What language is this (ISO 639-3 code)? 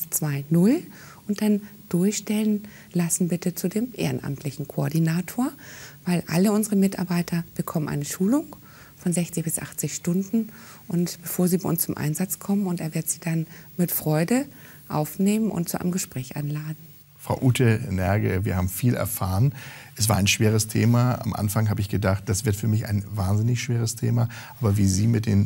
deu